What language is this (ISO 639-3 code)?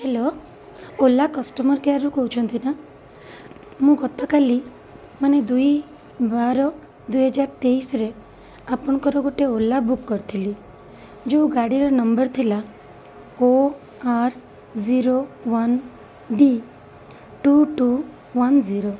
ori